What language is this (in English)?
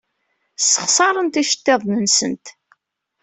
Kabyle